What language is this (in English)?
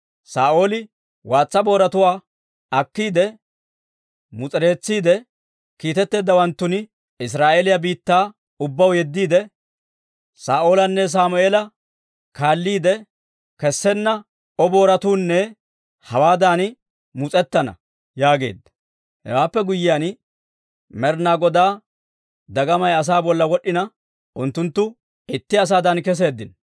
Dawro